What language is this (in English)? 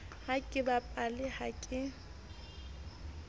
Southern Sotho